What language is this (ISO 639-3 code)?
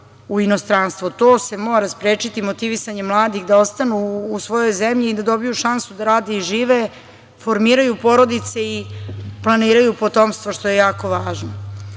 srp